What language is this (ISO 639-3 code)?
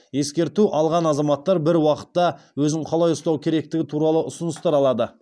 kaz